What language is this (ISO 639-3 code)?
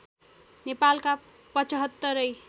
nep